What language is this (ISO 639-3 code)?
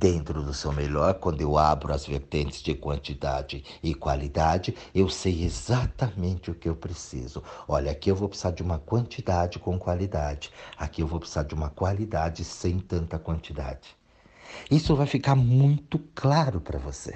por